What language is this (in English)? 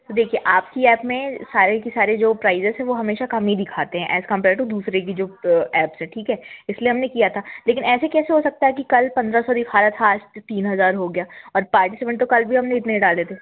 Hindi